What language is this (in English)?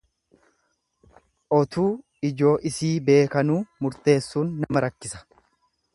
Oromo